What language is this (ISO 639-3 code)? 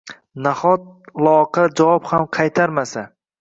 uzb